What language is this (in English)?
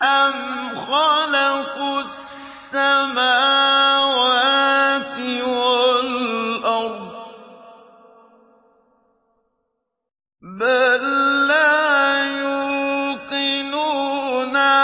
Arabic